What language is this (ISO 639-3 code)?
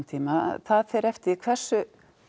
isl